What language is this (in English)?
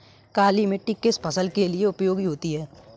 Hindi